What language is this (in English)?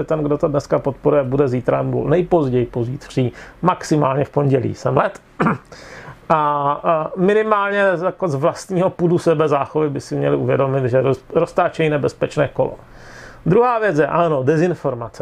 Czech